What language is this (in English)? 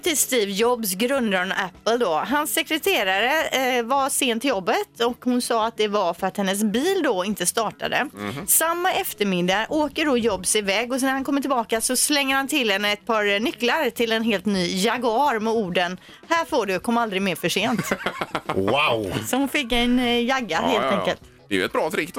Swedish